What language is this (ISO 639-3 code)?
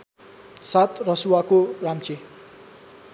nep